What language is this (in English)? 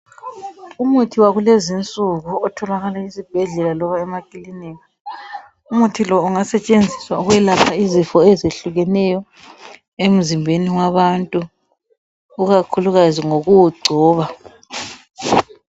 North Ndebele